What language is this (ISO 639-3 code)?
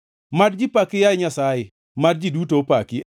luo